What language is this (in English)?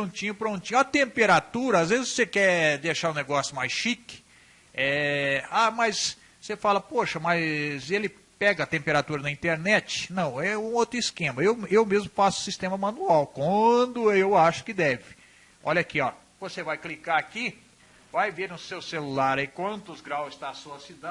Portuguese